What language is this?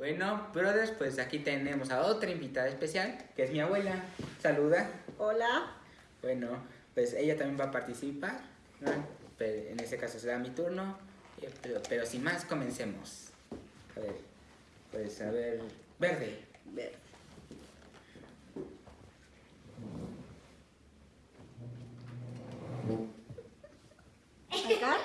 Spanish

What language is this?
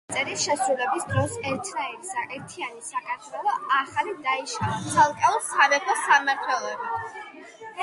Georgian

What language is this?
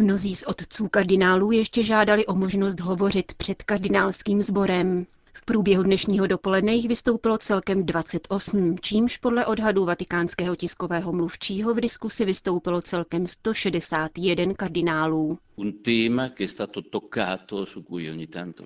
Czech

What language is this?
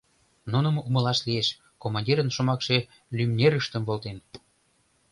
Mari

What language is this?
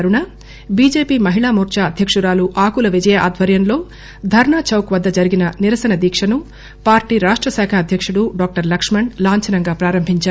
Telugu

